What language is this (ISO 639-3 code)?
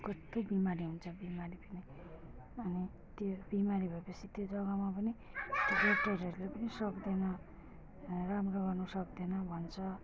nep